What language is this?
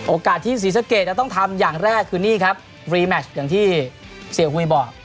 Thai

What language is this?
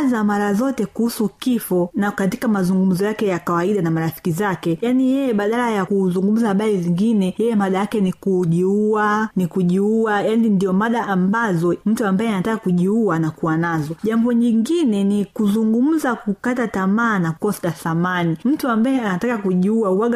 Swahili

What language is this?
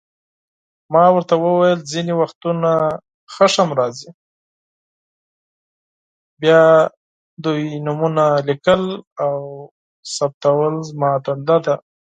Pashto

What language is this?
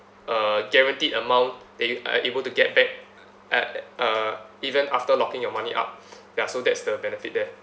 English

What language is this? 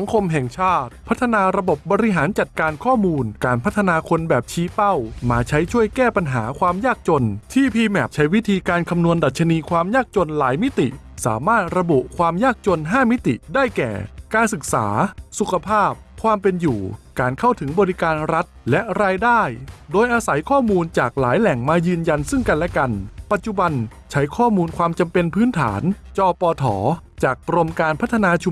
Thai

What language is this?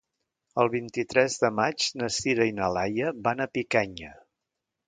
Catalan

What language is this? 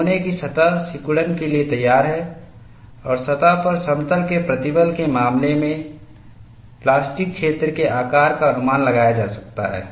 Hindi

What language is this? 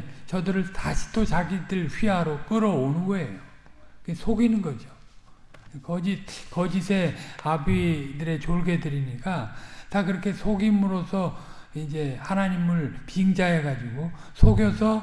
Korean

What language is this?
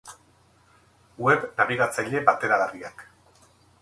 Basque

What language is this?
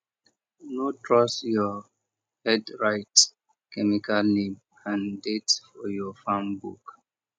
Nigerian Pidgin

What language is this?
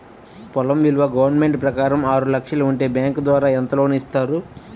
Telugu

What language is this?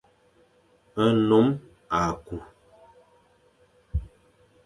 Fang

